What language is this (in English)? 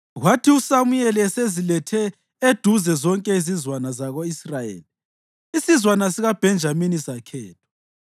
North Ndebele